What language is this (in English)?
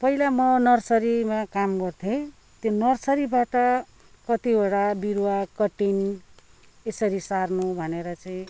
Nepali